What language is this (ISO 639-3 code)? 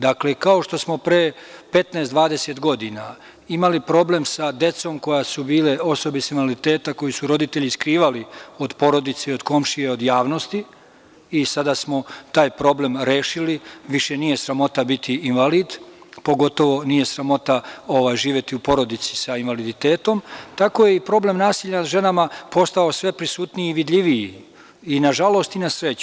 srp